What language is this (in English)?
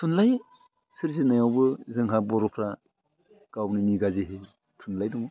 Bodo